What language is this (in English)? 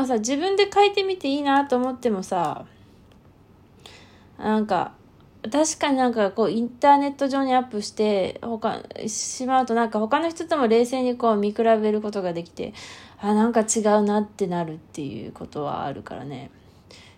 Japanese